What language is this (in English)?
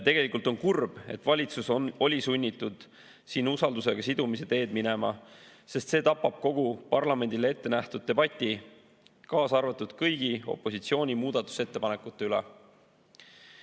Estonian